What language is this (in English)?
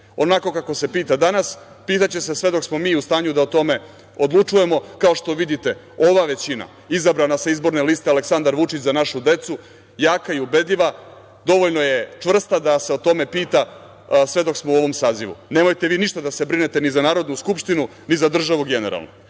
Serbian